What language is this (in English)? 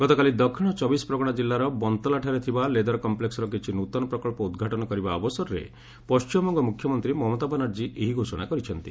Odia